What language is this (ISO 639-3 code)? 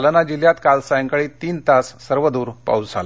mar